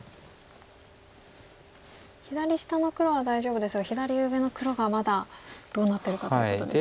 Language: Japanese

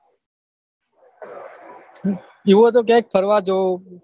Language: Gujarati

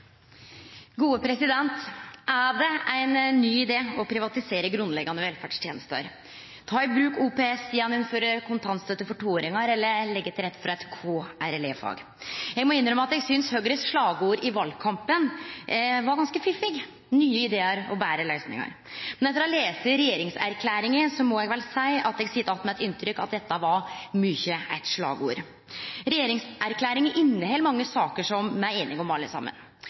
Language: Norwegian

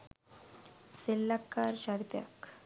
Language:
Sinhala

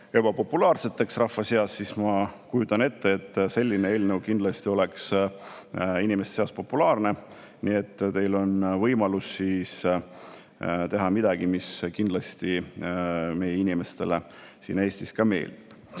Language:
Estonian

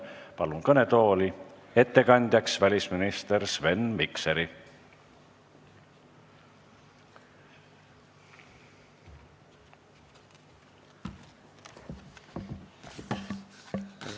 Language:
Estonian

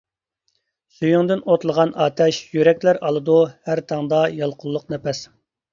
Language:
Uyghur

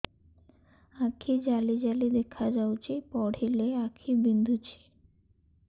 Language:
Odia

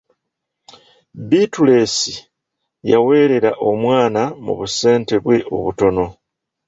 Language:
Ganda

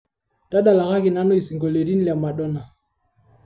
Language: Masai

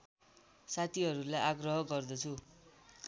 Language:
Nepali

